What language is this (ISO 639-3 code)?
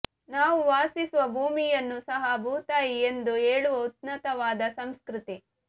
kan